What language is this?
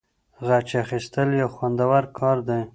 Pashto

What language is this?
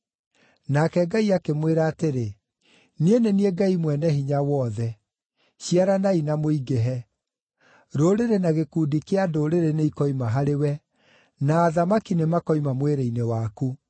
Kikuyu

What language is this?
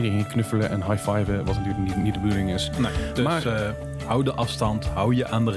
Dutch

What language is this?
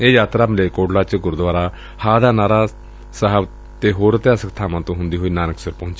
Punjabi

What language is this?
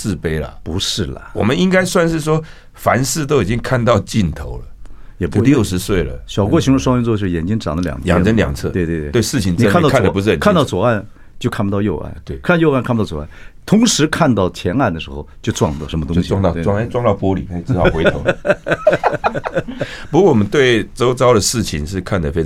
Chinese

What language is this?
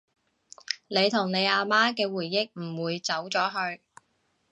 Cantonese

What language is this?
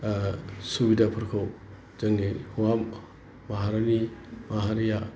Bodo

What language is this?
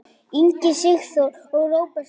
Icelandic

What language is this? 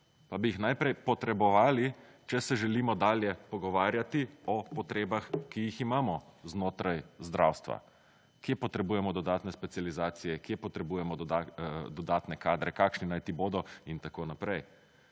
Slovenian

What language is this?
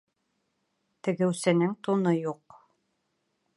Bashkir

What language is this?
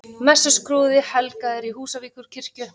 Icelandic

